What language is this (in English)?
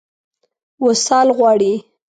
Pashto